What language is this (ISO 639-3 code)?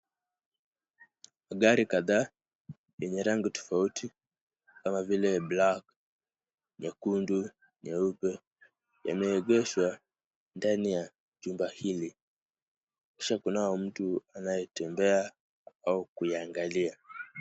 swa